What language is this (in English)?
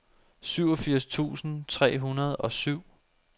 Danish